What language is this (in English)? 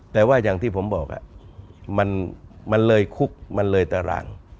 Thai